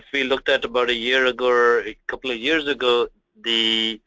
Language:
English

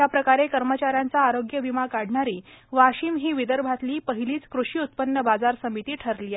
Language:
Marathi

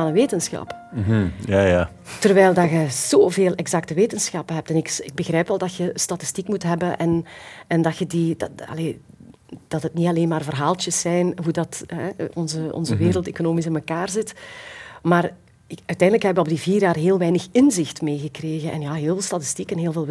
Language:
Dutch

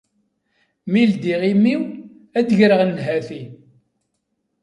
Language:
Kabyle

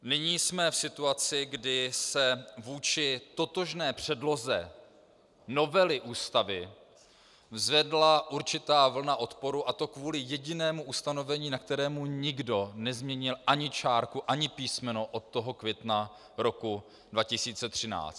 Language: Czech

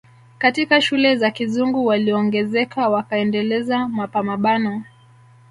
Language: Swahili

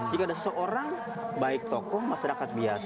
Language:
Indonesian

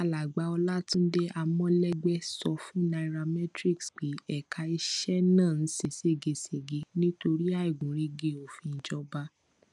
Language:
Yoruba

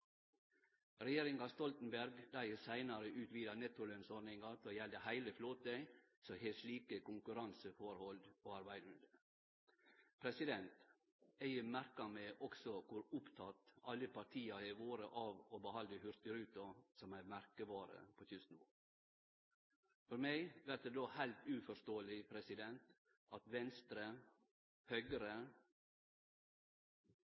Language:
Norwegian Nynorsk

